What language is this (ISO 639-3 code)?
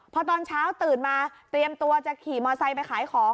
tha